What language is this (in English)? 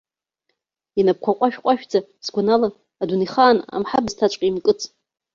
Abkhazian